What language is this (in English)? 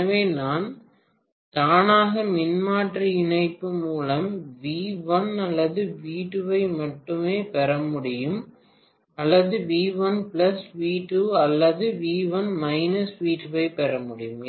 Tamil